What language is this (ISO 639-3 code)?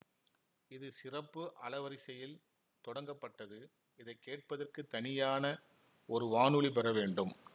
tam